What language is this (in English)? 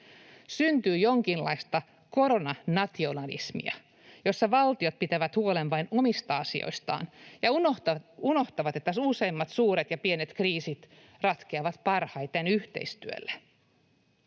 Finnish